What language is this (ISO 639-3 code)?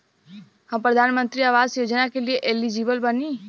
bho